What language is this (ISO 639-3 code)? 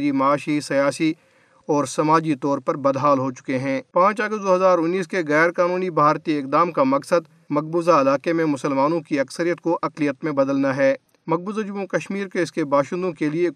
urd